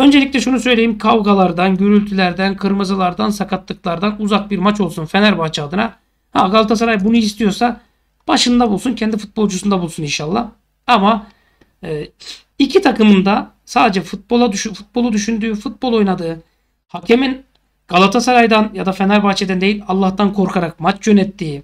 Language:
Turkish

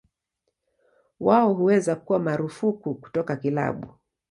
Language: Swahili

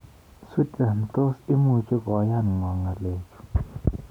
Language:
Kalenjin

